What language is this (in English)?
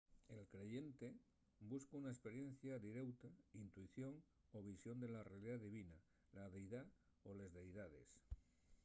Asturian